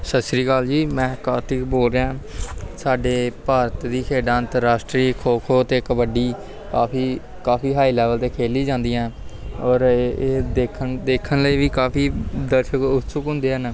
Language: Punjabi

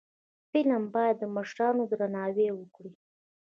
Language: Pashto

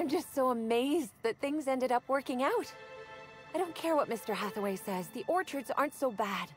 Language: German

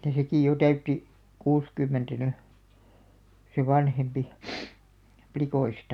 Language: Finnish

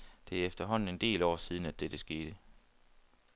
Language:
Danish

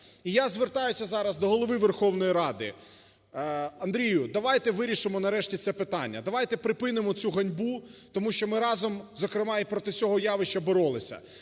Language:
Ukrainian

